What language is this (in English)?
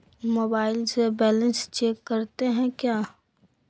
Magahi